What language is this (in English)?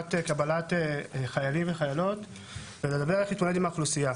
Hebrew